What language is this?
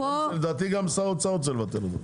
Hebrew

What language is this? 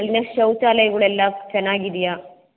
Kannada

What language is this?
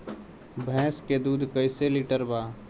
Bhojpuri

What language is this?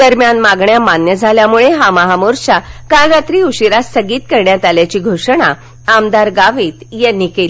Marathi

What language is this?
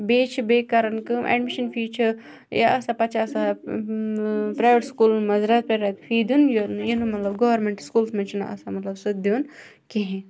Kashmiri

